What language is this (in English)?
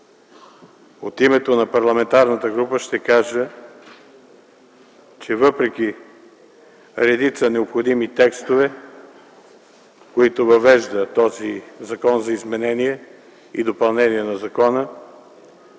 Bulgarian